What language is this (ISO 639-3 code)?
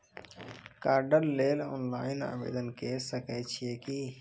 mai